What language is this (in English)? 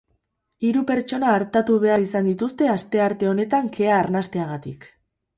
Basque